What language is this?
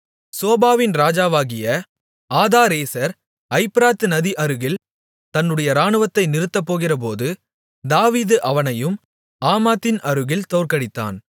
Tamil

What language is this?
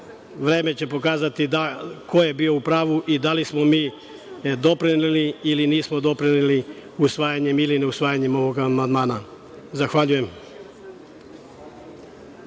Serbian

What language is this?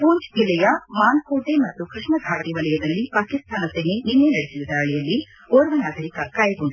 Kannada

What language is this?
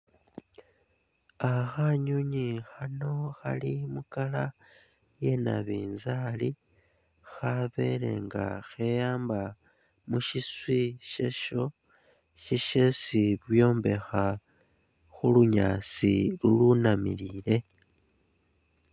Masaaba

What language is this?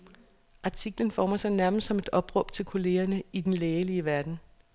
Danish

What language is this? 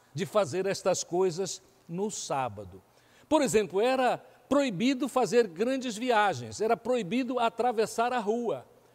Portuguese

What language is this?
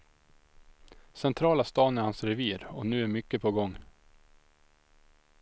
Swedish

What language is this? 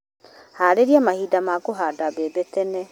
Kikuyu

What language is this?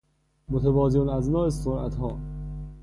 Persian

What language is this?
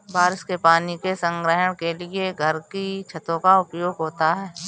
Hindi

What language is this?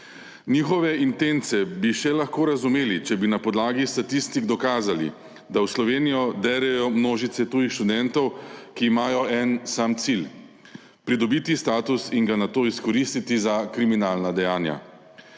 Slovenian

